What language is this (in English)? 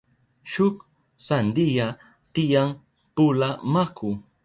Southern Pastaza Quechua